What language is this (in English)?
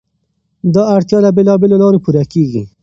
Pashto